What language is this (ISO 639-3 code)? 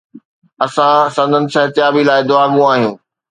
snd